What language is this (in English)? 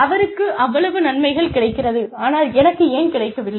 Tamil